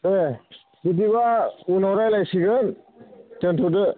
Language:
Bodo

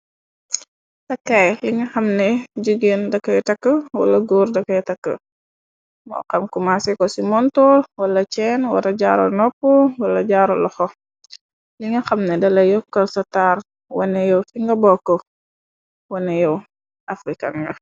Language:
Wolof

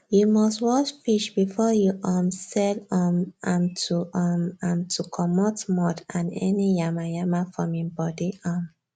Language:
Nigerian Pidgin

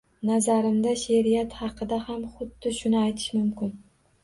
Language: Uzbek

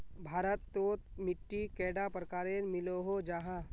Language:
Magahi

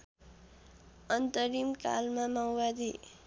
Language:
Nepali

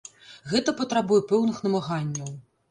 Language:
Belarusian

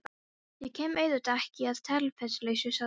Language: Icelandic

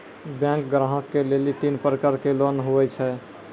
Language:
Maithili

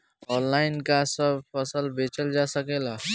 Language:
Bhojpuri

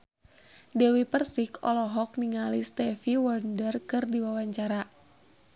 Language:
Sundanese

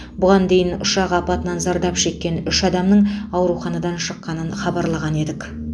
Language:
Kazakh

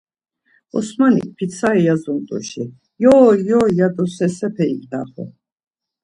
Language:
Laz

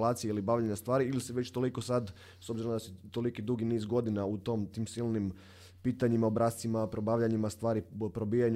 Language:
Croatian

